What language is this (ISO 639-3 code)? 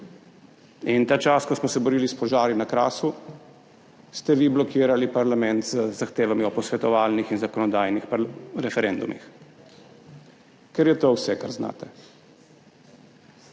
slv